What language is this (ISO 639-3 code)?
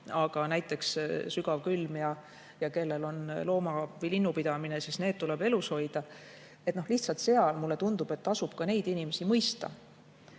est